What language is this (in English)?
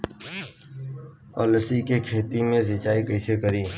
Bhojpuri